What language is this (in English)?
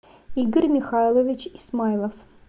Russian